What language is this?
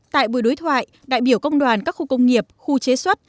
Vietnamese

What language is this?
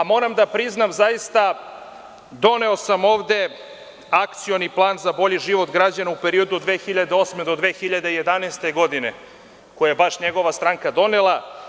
Serbian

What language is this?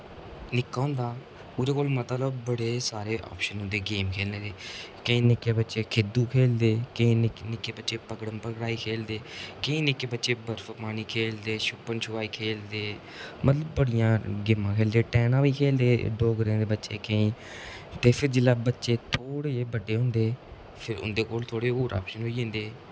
Dogri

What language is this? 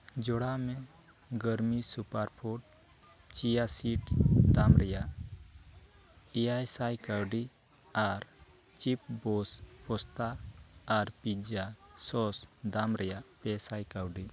Santali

